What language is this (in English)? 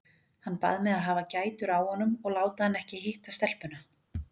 Icelandic